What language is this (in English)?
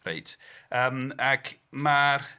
Welsh